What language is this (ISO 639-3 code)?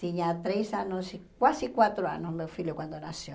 por